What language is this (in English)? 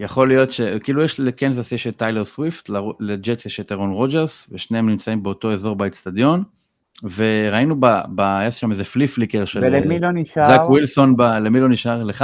Hebrew